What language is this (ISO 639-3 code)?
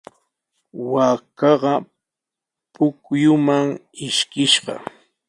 qws